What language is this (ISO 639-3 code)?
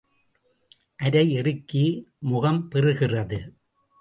tam